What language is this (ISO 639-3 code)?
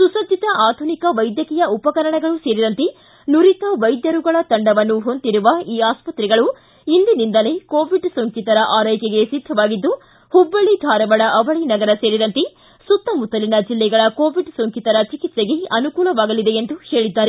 kan